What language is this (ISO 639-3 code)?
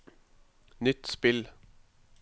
nor